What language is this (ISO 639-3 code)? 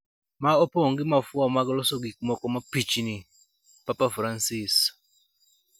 luo